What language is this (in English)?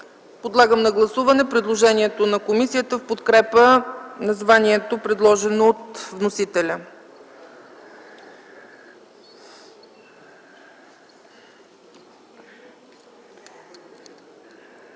Bulgarian